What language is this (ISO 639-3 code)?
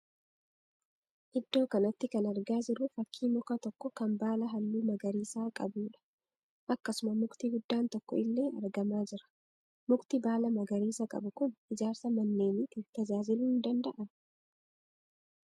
orm